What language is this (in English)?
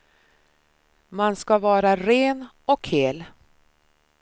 Swedish